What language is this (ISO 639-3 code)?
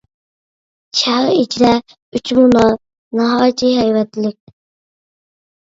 uig